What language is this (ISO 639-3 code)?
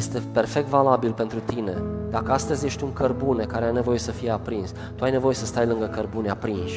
ron